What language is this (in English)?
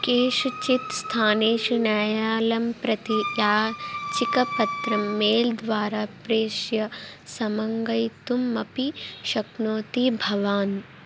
Sanskrit